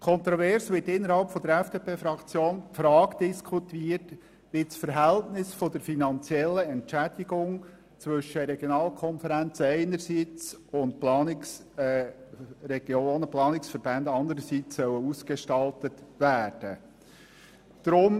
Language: Swiss German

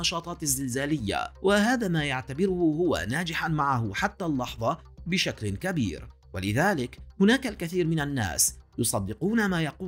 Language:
Arabic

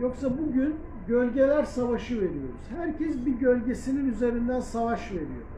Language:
Turkish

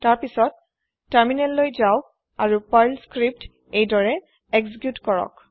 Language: Assamese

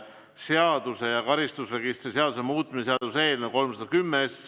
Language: Estonian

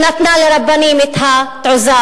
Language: Hebrew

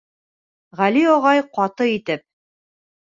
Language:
Bashkir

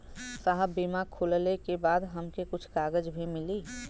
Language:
Bhojpuri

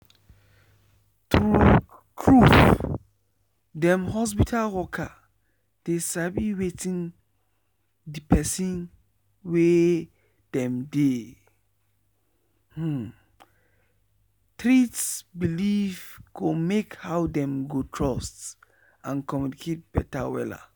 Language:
Nigerian Pidgin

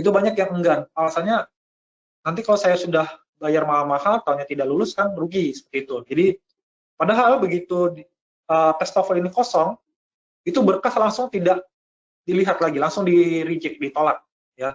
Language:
Indonesian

